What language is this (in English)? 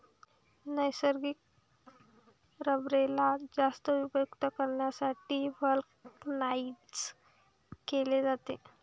Marathi